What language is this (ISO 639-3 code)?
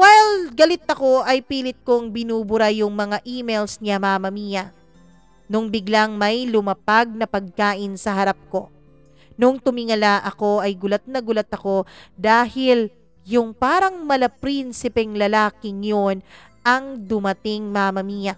fil